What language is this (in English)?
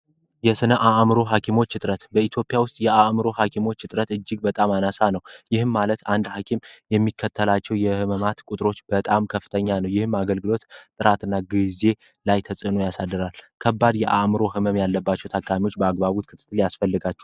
Amharic